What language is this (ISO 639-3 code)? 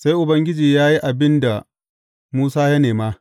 hau